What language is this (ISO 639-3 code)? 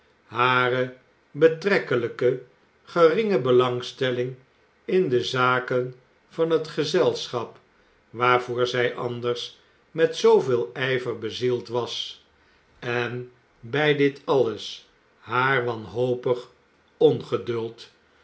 nld